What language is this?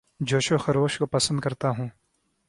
Urdu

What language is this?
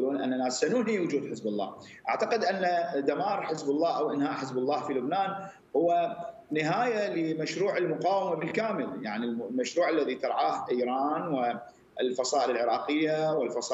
Arabic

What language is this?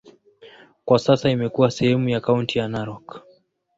Swahili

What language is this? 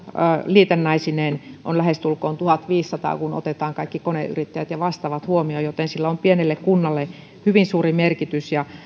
Finnish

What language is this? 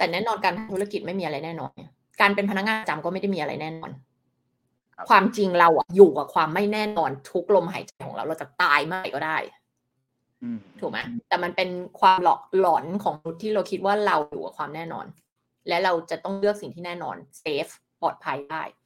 Thai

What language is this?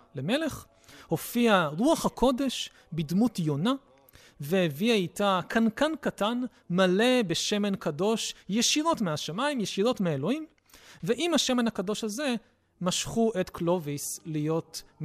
Hebrew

